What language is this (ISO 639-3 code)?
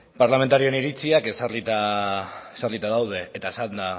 eus